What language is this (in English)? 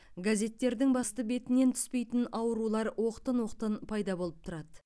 Kazakh